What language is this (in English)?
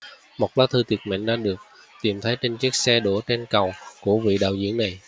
Vietnamese